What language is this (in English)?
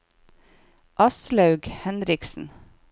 Norwegian